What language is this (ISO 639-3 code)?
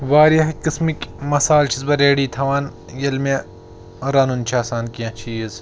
kas